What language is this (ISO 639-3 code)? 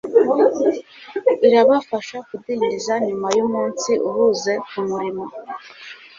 kin